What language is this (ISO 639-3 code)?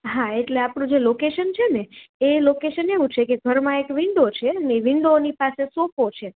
guj